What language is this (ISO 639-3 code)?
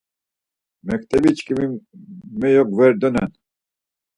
lzz